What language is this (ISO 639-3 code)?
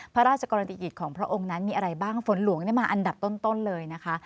tha